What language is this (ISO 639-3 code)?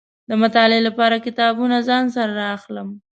pus